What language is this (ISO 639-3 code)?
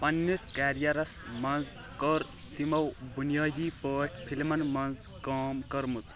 kas